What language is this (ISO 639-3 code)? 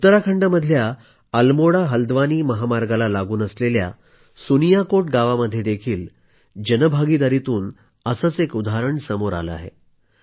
mar